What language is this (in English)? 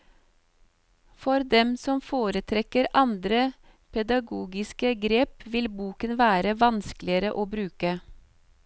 Norwegian